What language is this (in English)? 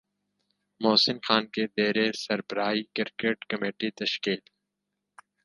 Urdu